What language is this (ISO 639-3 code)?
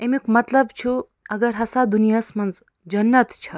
kas